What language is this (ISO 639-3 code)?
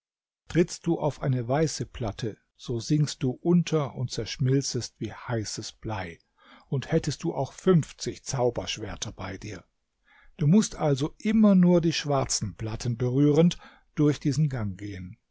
deu